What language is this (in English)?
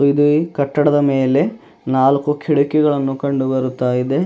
Kannada